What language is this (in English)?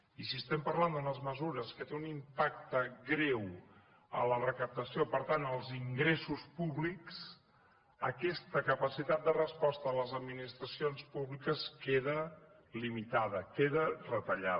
Catalan